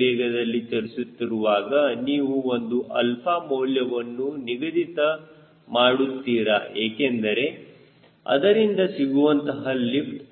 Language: Kannada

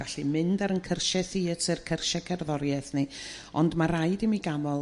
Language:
Welsh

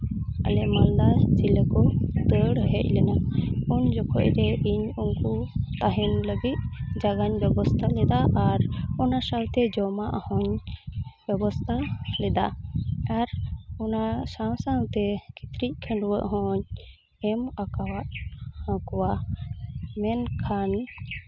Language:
Santali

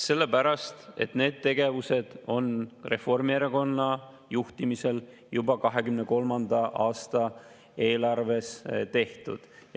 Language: Estonian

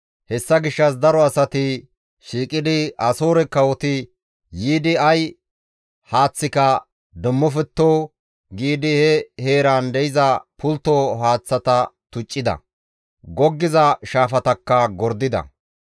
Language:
Gamo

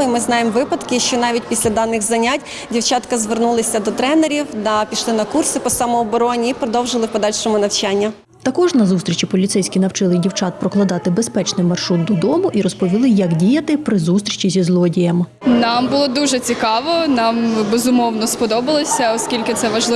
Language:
Ukrainian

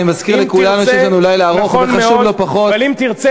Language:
Hebrew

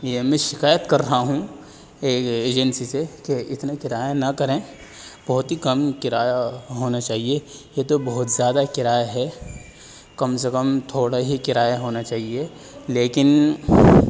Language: Urdu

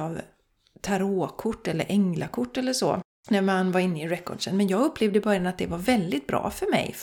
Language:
Swedish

